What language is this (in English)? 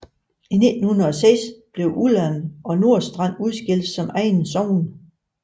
Danish